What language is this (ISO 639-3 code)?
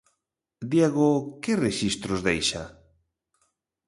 glg